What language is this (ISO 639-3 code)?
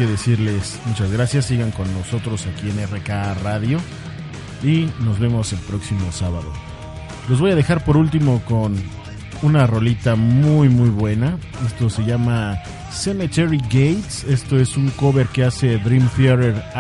spa